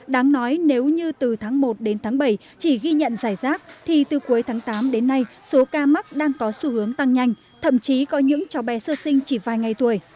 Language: Vietnamese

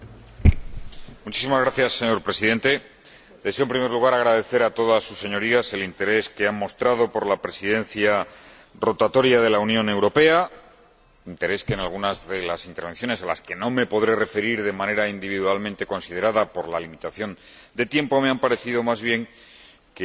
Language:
Spanish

